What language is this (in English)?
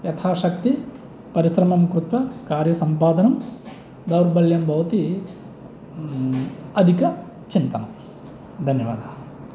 Sanskrit